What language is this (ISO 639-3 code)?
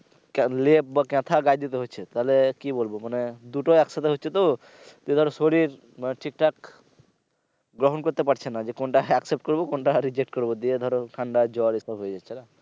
ben